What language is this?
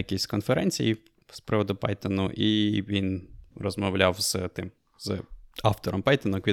Ukrainian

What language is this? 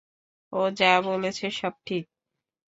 Bangla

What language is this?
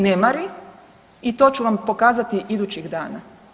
Croatian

